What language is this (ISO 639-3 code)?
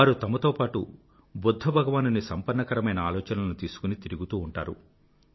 tel